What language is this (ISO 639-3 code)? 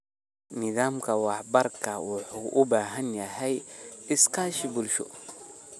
som